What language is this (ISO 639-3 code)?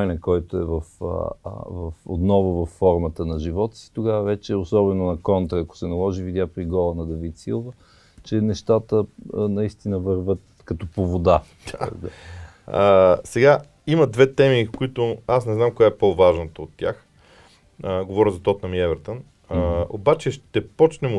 bul